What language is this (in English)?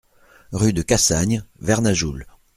French